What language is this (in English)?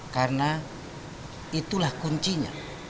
Indonesian